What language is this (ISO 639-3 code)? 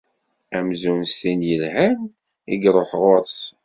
kab